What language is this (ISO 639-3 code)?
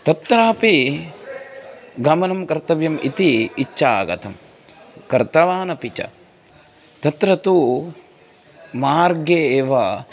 san